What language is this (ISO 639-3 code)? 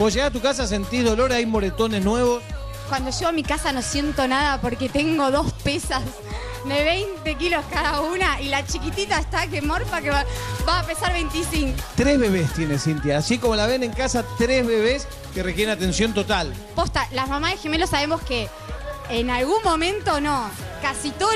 spa